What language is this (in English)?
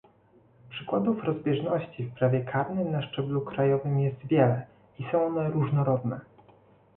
Polish